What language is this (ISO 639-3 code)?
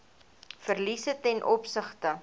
afr